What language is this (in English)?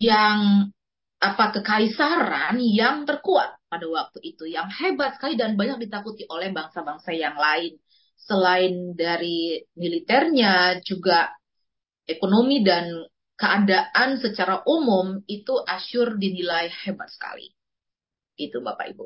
Indonesian